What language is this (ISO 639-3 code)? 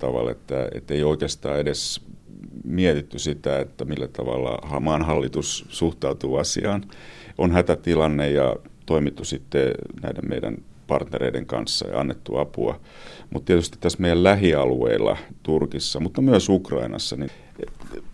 fin